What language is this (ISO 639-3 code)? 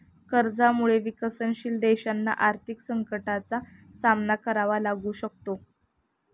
mar